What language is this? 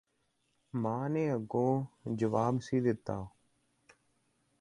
Punjabi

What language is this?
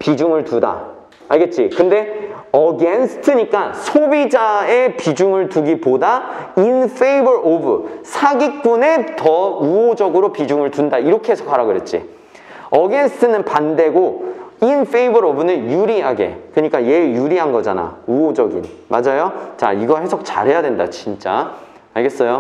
Korean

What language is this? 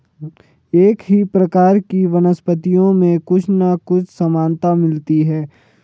Hindi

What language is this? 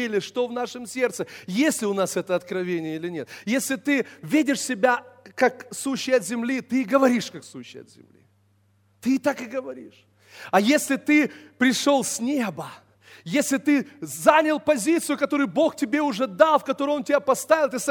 Russian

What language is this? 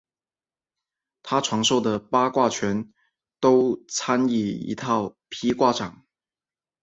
Chinese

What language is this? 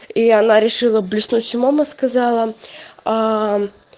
Russian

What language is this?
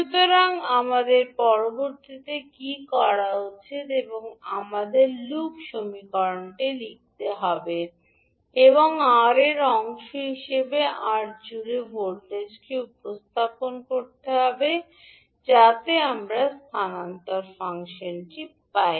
Bangla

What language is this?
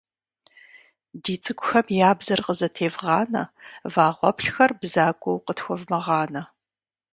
Kabardian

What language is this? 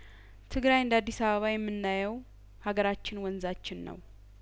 Amharic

